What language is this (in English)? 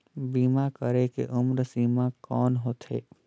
Chhattisgarhi